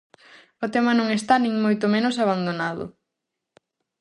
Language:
Galician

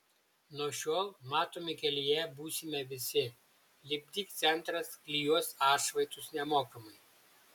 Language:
Lithuanian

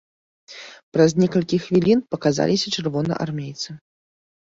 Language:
Belarusian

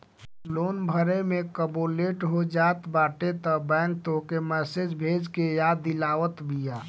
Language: Bhojpuri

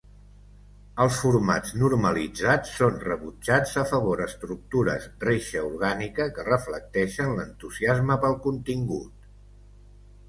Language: Catalan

